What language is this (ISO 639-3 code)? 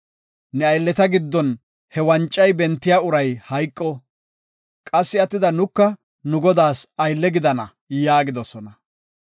gof